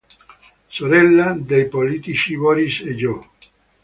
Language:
Italian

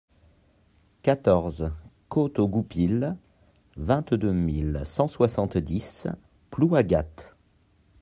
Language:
French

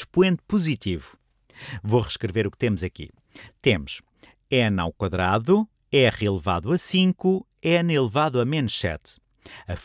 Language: Portuguese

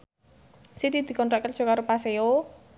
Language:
Javanese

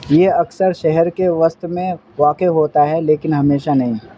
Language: Urdu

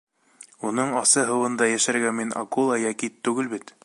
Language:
Bashkir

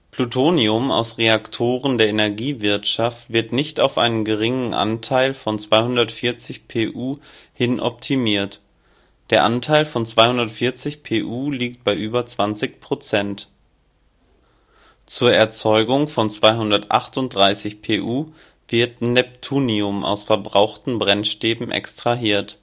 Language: German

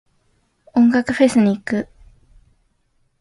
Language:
Japanese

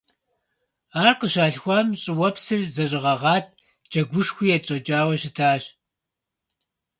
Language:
Kabardian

